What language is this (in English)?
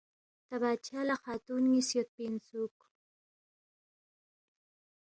Balti